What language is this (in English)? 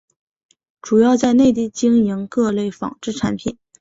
Chinese